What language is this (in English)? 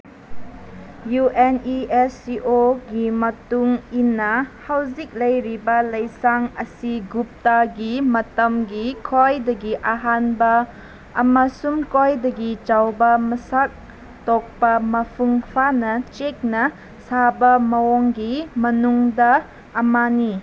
Manipuri